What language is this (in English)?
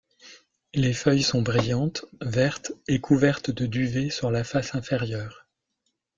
French